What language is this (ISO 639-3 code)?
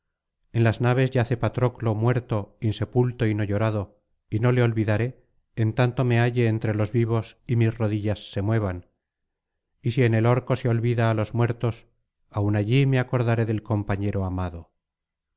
spa